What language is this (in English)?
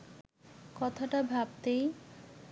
Bangla